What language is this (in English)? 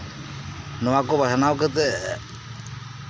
Santali